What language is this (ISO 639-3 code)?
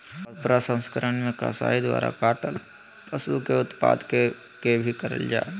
mag